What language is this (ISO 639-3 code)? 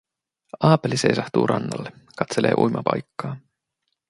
fin